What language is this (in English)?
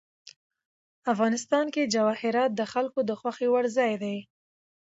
Pashto